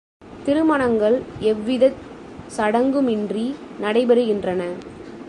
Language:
Tamil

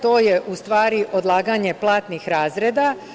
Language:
Serbian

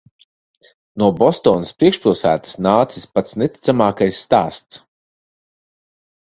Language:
Latvian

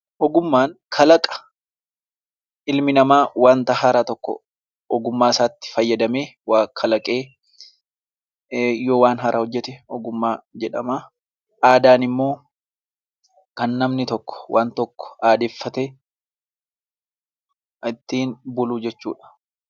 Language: Oromo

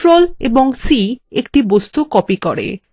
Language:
Bangla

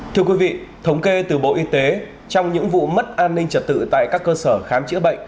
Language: Vietnamese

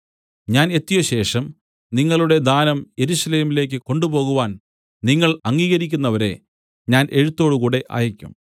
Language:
Malayalam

